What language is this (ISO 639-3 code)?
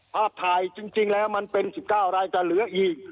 tha